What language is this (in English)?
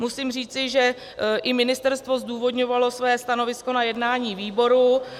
Czech